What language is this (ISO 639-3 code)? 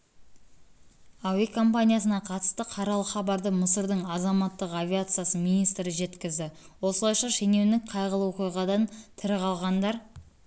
kaz